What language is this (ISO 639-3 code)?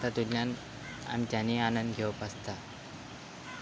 kok